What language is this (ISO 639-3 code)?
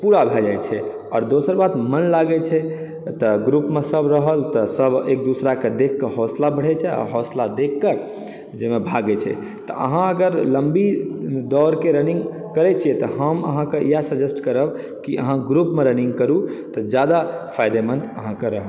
mai